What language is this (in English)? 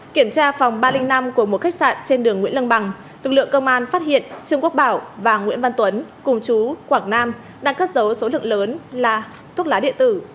Vietnamese